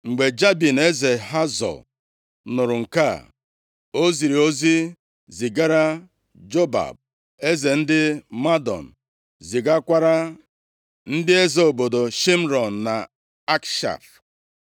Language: Igbo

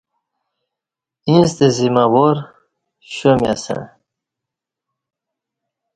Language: Kati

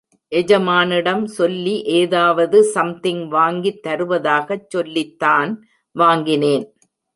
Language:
Tamil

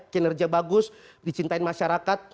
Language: Indonesian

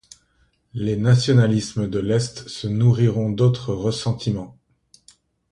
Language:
French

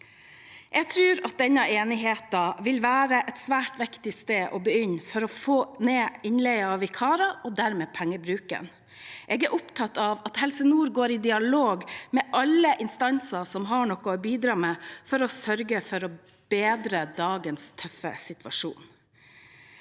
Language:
Norwegian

